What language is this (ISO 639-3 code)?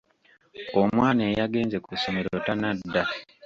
lug